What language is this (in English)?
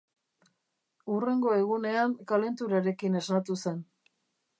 Basque